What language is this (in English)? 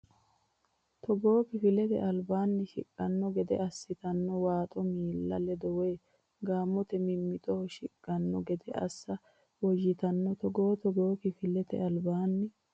Sidamo